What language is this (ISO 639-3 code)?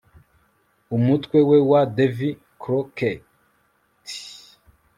kin